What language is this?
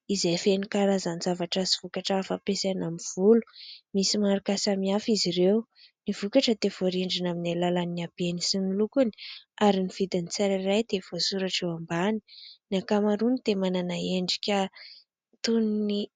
Malagasy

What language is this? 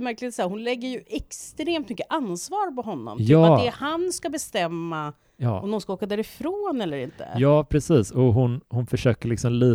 Swedish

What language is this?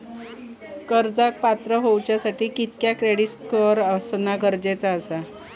Marathi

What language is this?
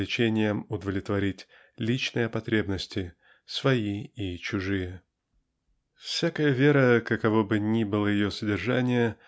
Russian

